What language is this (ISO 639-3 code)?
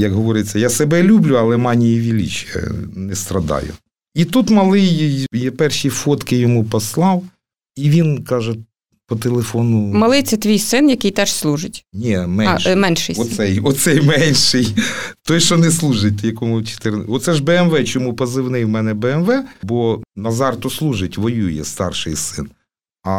ukr